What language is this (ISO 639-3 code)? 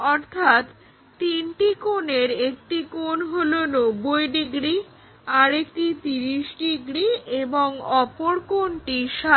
ben